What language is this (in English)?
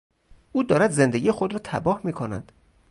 Persian